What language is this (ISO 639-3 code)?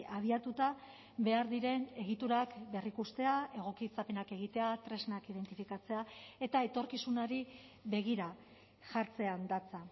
eus